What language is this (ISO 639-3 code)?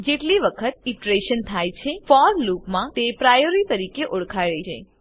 guj